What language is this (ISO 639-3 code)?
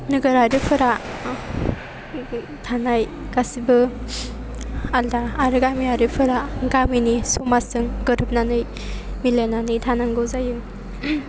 brx